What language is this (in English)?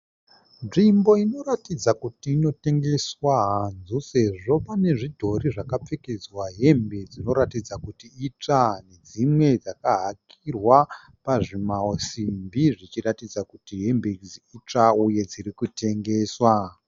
Shona